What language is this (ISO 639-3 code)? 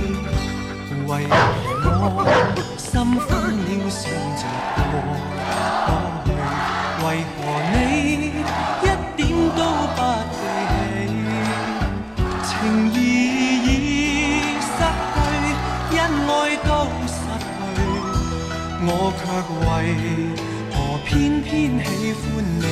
zho